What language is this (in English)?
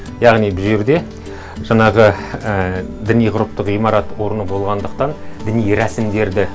Kazakh